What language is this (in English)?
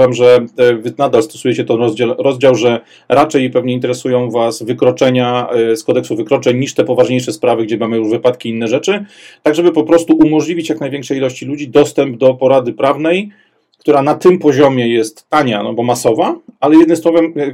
Polish